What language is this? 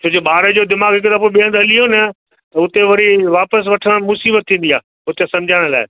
Sindhi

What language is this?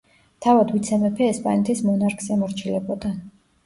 Georgian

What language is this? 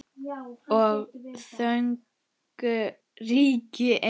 Icelandic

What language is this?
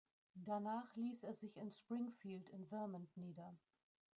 German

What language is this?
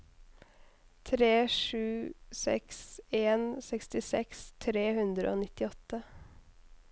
Norwegian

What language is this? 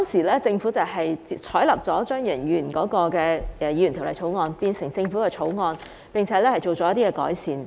Cantonese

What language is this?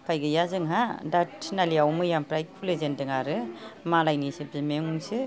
Bodo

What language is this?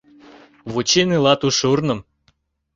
Mari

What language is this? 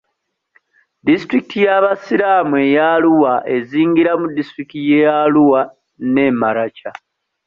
Ganda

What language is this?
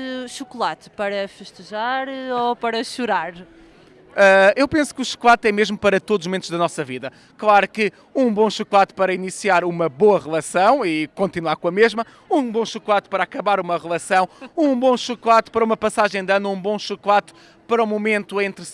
Portuguese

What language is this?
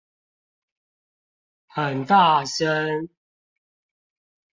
Chinese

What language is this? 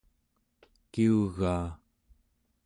Central Yupik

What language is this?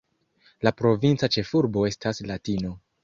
Esperanto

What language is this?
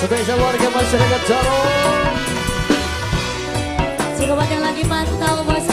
Indonesian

